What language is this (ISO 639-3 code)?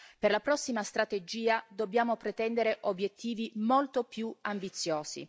ita